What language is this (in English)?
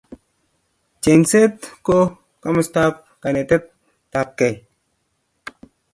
Kalenjin